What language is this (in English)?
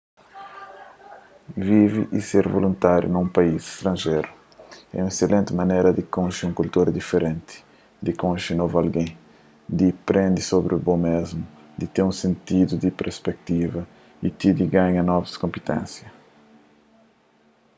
Kabuverdianu